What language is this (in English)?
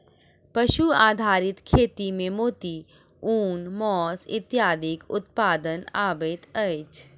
Maithili